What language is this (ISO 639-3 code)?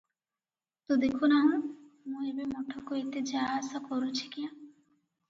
ori